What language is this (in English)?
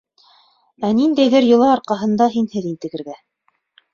Bashkir